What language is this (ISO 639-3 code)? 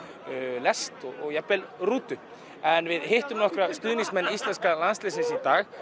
isl